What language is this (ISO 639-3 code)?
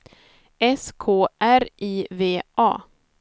swe